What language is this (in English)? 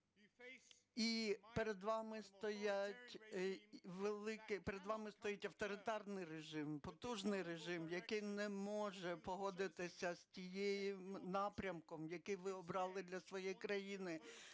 Ukrainian